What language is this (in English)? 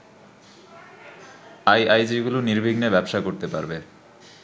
Bangla